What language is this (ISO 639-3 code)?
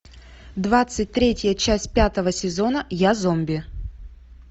rus